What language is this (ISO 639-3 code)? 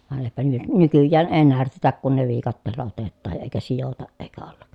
fin